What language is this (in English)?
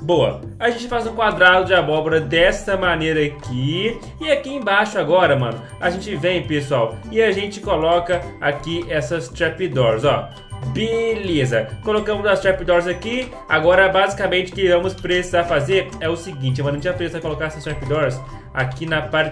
Portuguese